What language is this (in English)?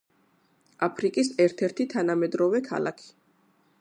Georgian